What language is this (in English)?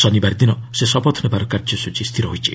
Odia